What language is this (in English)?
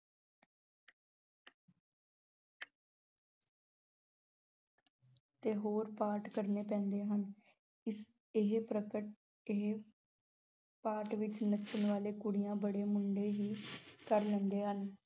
Punjabi